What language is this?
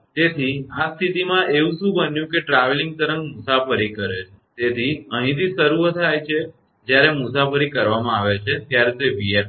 Gujarati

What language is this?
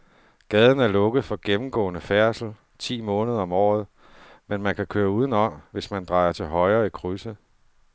Danish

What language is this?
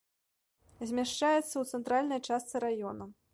Belarusian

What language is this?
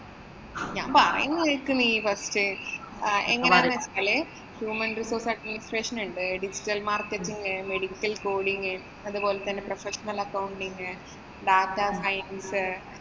Malayalam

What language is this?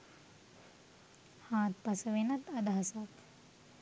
Sinhala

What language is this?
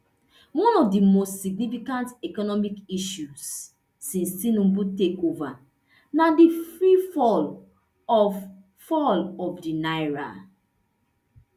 Nigerian Pidgin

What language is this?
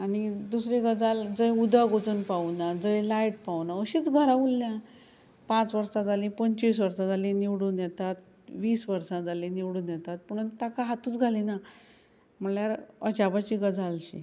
Konkani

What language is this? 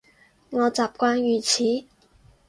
Cantonese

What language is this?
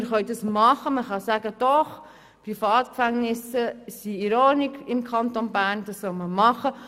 Swiss German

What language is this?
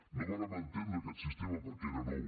Catalan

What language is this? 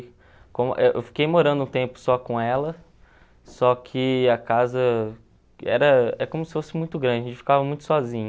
Portuguese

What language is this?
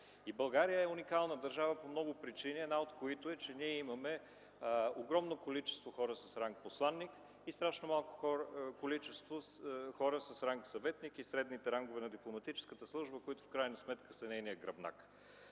Bulgarian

